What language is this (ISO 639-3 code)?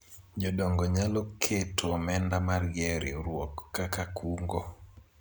luo